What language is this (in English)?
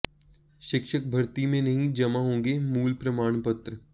Hindi